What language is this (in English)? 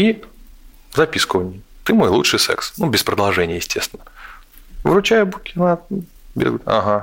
Russian